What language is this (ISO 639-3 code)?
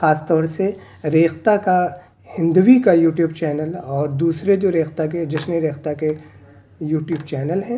urd